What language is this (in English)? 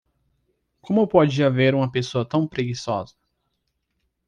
Portuguese